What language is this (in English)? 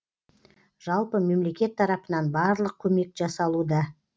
Kazakh